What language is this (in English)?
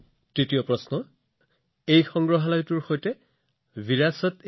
Assamese